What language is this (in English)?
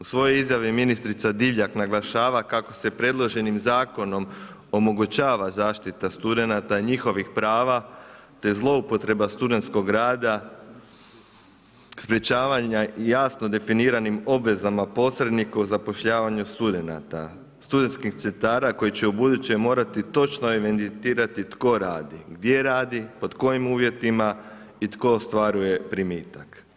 Croatian